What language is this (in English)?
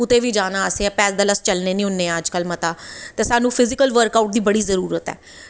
Dogri